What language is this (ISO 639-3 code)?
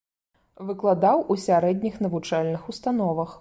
bel